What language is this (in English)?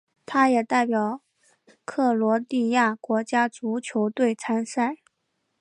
Chinese